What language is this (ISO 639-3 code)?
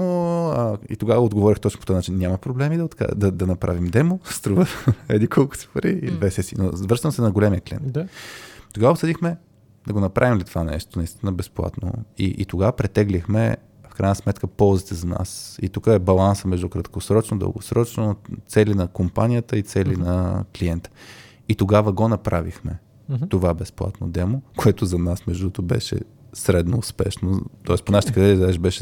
bul